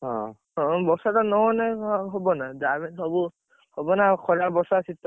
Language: Odia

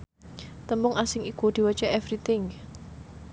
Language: Javanese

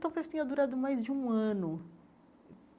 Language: Portuguese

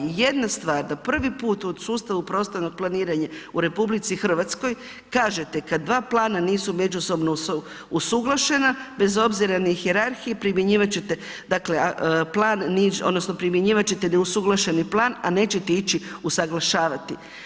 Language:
Croatian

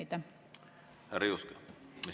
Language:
Estonian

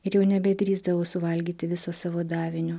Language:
Lithuanian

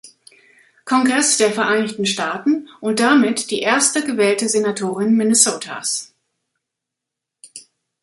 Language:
German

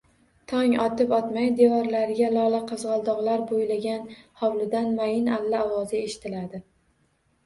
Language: Uzbek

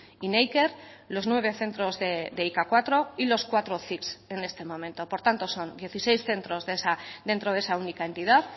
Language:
Spanish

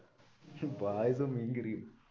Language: Malayalam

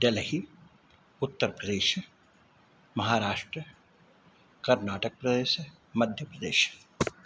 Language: Sanskrit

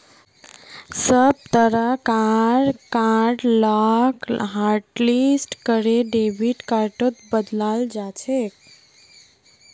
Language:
Magahi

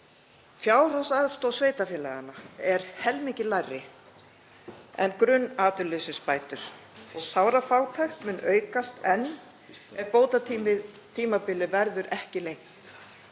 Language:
Icelandic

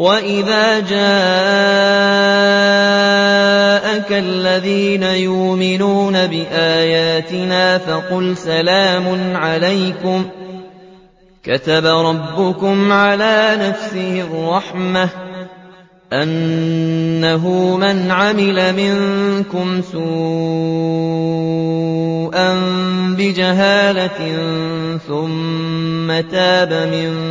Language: Arabic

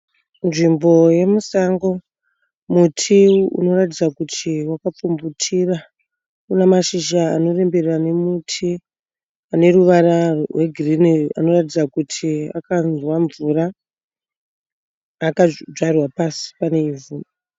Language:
Shona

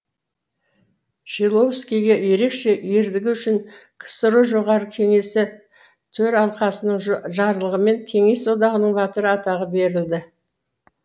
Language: Kazakh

